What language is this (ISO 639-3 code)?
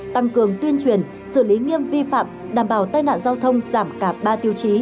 vie